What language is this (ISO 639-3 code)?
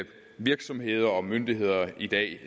dan